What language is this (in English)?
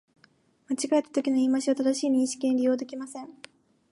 Japanese